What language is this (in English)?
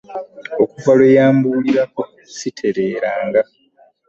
Ganda